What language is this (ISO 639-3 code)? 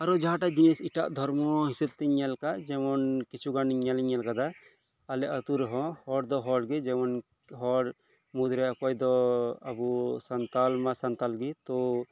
sat